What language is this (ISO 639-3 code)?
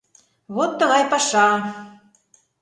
chm